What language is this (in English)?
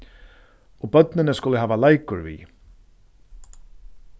Faroese